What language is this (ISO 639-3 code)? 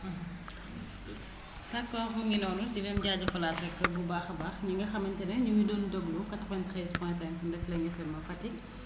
wol